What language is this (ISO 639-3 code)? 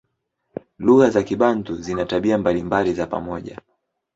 swa